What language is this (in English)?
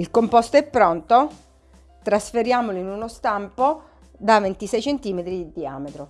Italian